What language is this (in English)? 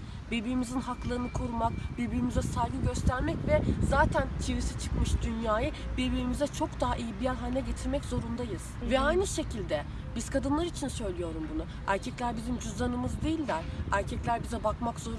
Turkish